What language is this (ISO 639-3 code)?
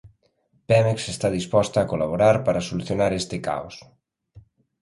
glg